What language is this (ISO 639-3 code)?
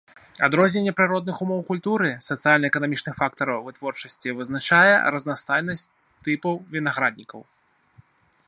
bel